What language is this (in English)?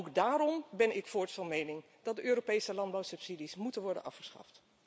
Dutch